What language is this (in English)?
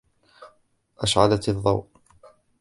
Arabic